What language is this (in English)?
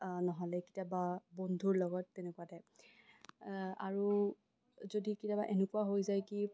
Assamese